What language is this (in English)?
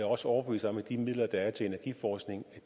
Danish